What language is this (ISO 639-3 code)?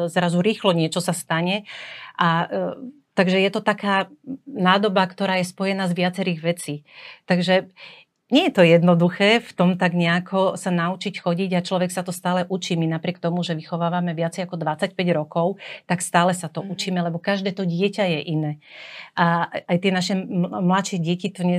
slk